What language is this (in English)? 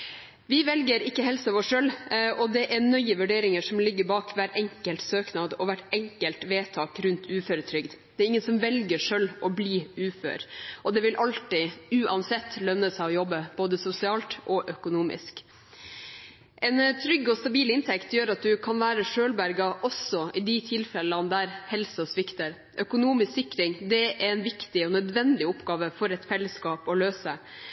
Norwegian Bokmål